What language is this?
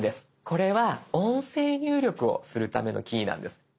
Japanese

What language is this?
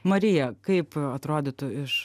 Lithuanian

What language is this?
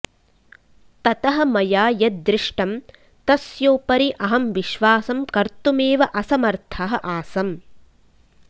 Sanskrit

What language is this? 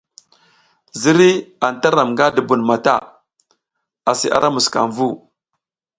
South Giziga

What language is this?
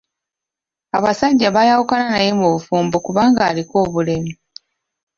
Ganda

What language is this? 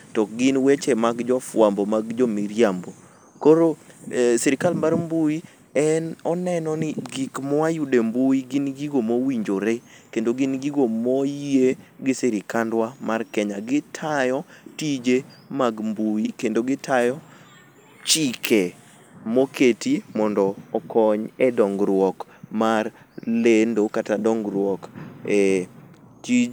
Luo (Kenya and Tanzania)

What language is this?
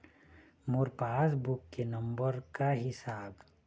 Chhattisgarhi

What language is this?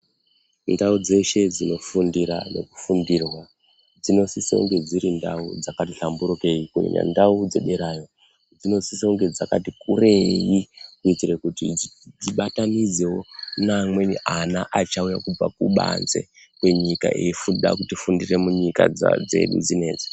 Ndau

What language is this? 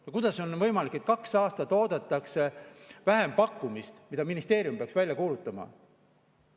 Estonian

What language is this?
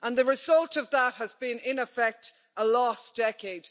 English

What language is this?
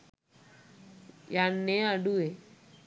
Sinhala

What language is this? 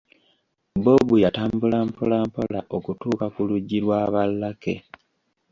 Ganda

